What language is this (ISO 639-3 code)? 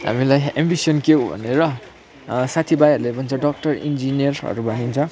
nep